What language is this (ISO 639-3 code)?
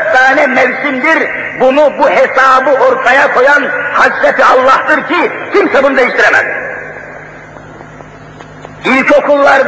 tur